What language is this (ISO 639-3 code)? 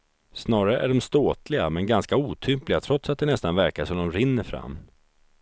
swe